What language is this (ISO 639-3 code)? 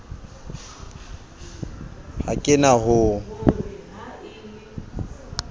sot